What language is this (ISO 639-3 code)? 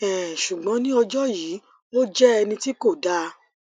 yor